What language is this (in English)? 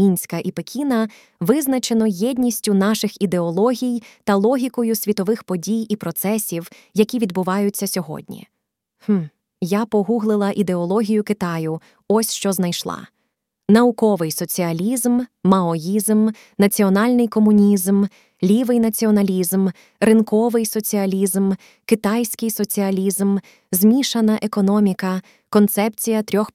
Ukrainian